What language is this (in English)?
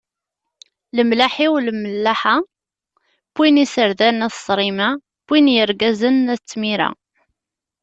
Kabyle